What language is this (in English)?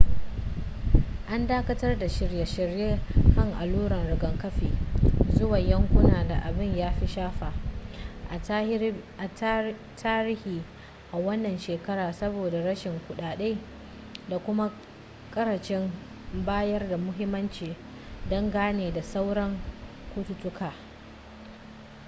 Hausa